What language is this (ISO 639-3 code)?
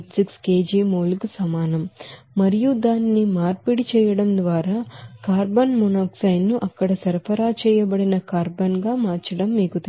tel